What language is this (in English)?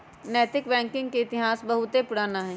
Magahi